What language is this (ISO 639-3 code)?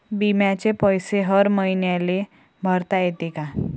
mar